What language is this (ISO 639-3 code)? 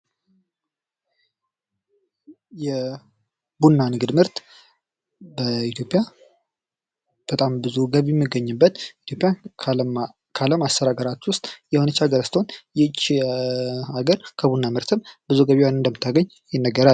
amh